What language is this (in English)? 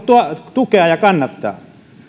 Finnish